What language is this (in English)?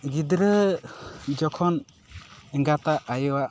Santali